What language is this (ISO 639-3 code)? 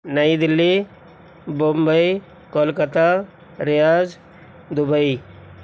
urd